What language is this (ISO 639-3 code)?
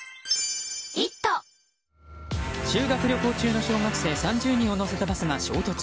jpn